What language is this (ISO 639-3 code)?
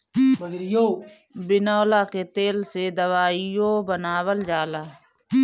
bho